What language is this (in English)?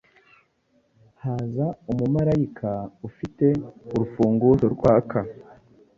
Kinyarwanda